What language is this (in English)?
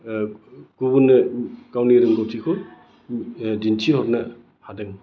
Bodo